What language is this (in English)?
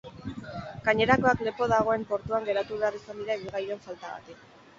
Basque